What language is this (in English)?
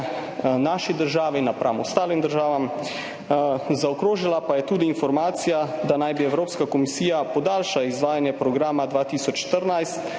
Slovenian